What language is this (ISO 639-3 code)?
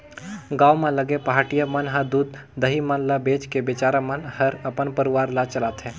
hne